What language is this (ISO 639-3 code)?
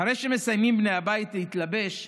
heb